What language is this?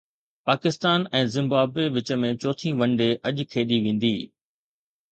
Sindhi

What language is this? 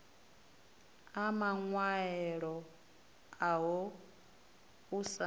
Venda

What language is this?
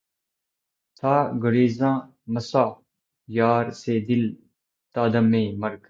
Urdu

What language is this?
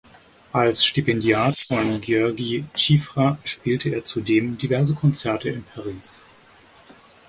German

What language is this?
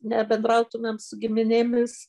Lithuanian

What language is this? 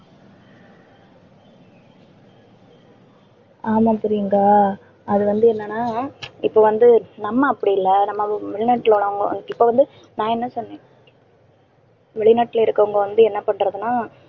Tamil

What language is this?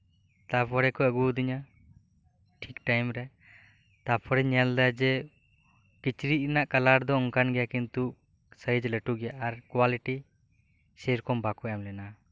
Santali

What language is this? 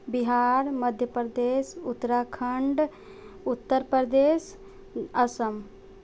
Maithili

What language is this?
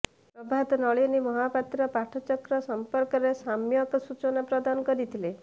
Odia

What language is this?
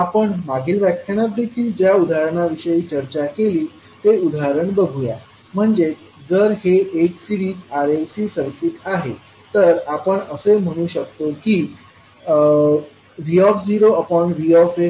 Marathi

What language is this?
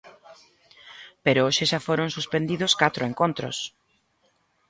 Galician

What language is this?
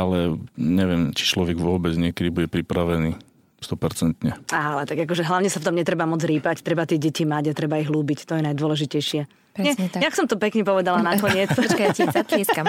Slovak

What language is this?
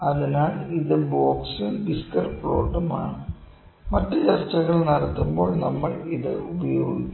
Malayalam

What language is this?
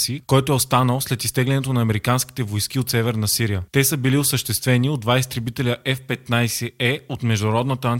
Bulgarian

